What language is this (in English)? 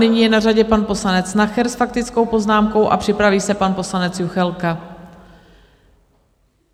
Czech